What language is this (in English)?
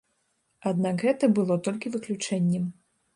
Belarusian